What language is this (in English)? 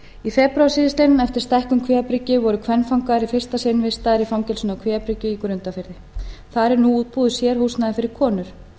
Icelandic